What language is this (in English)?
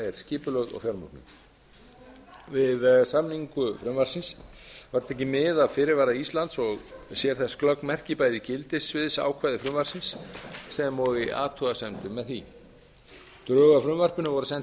Icelandic